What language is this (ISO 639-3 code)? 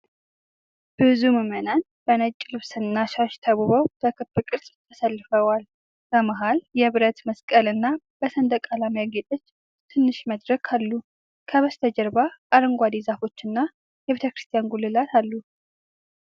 amh